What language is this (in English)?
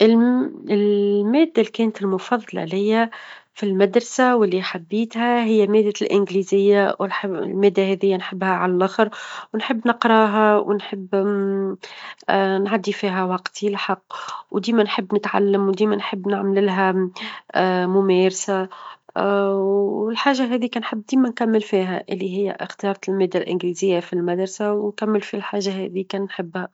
Tunisian Arabic